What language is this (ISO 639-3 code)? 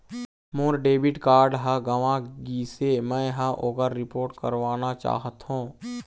hne